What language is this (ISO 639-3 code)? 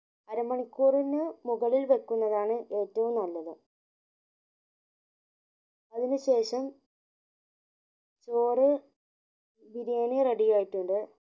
mal